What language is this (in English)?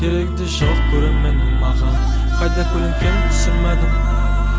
Kazakh